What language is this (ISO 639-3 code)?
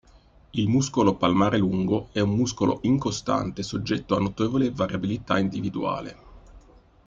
ita